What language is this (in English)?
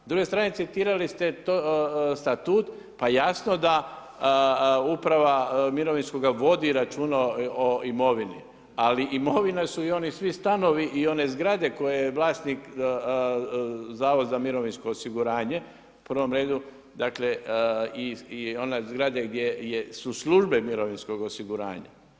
Croatian